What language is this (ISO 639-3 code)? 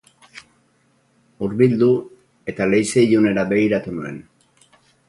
eus